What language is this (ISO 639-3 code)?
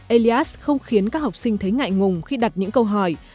vie